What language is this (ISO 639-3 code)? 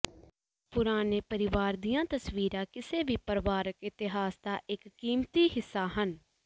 pan